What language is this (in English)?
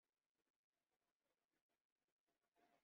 Kabyle